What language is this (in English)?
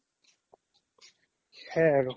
Assamese